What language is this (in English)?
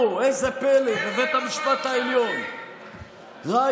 Hebrew